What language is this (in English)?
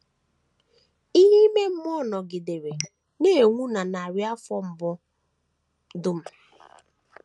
Igbo